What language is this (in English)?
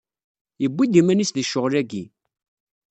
Kabyle